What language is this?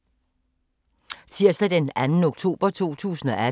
Danish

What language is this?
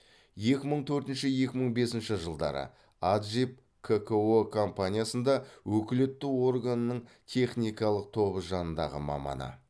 Kazakh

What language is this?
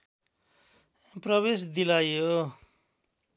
Nepali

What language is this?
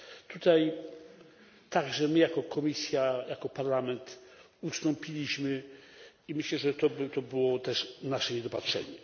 Polish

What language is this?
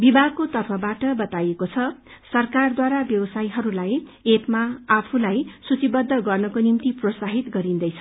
Nepali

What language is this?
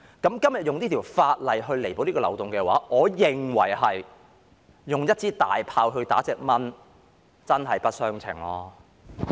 Cantonese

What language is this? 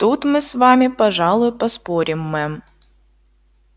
Russian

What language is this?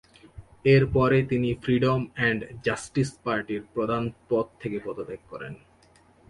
Bangla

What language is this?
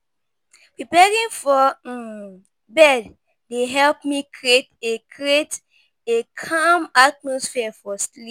Nigerian Pidgin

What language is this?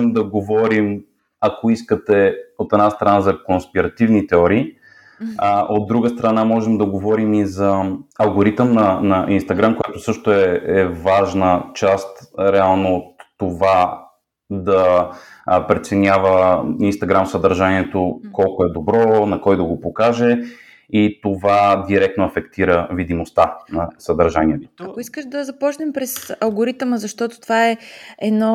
Bulgarian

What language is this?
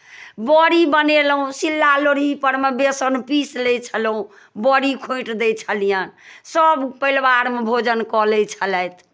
Maithili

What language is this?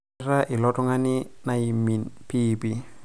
Masai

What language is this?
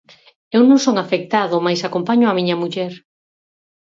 Galician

